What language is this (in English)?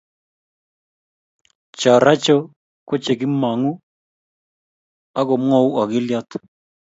Kalenjin